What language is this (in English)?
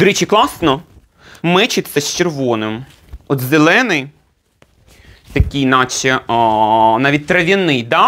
Ukrainian